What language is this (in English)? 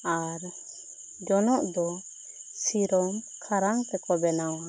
Santali